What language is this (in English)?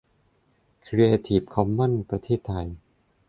Thai